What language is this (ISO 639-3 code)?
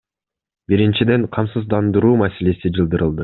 kir